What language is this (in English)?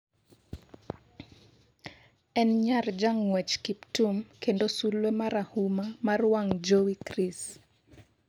Luo (Kenya and Tanzania)